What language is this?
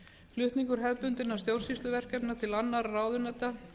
Icelandic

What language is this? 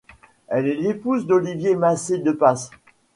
French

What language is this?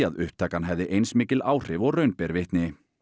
Icelandic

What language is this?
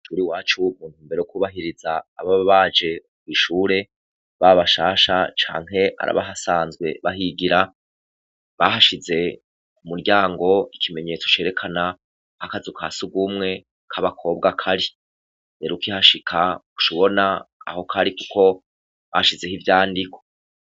Rundi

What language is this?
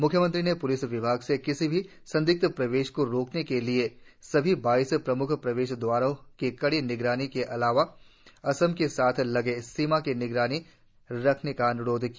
Hindi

